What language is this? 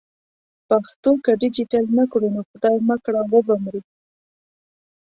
Pashto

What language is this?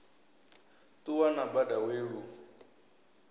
Venda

